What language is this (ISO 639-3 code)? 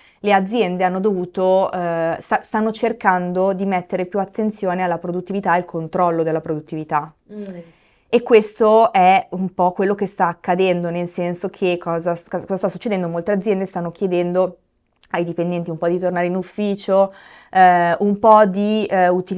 ita